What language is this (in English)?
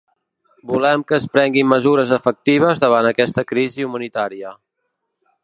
Catalan